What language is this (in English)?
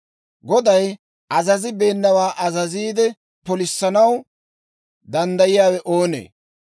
Dawro